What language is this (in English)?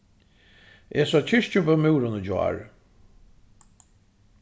Faroese